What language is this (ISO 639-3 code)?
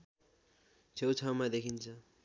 nep